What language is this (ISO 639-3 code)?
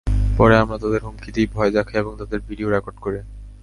ben